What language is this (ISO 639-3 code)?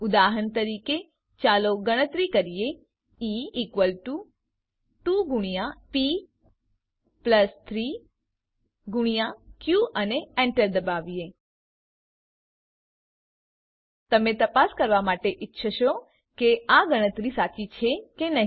guj